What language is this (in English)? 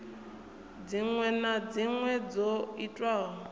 Venda